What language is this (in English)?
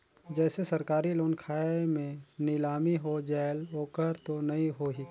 Chhattisgarhi